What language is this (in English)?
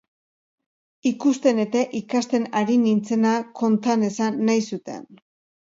Basque